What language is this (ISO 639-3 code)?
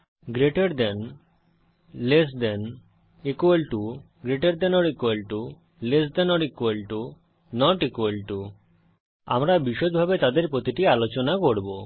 ben